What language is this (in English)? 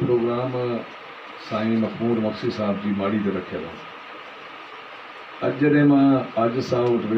Hindi